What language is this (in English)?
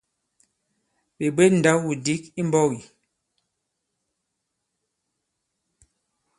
Bankon